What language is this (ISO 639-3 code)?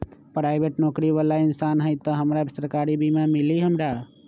mag